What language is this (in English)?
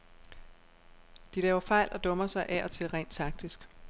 Danish